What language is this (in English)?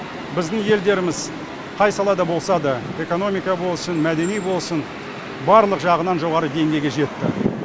Kazakh